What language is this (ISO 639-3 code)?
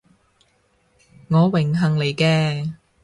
yue